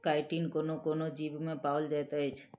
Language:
Maithili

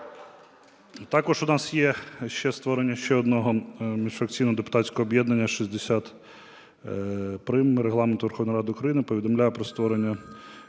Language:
Ukrainian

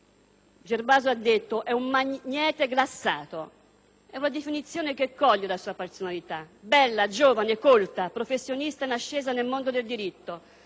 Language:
Italian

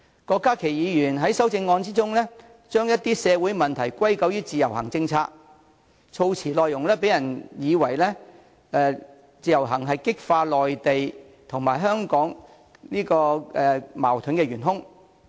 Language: Cantonese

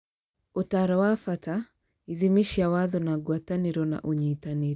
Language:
Kikuyu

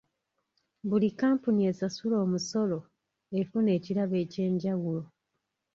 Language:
Ganda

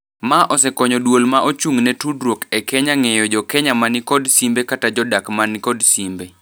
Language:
Luo (Kenya and Tanzania)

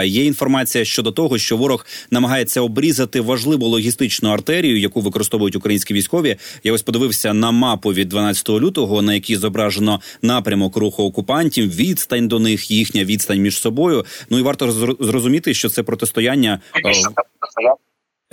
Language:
Ukrainian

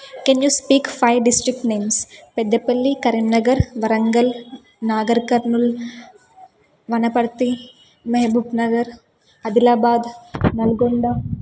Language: Telugu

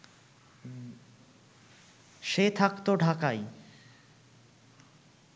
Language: Bangla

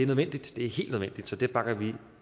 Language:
Danish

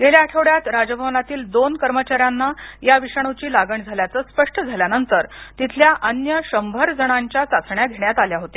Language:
Marathi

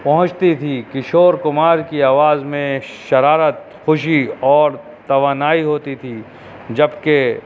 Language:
Urdu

